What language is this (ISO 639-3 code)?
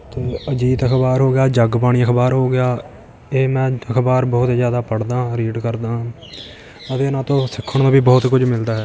pan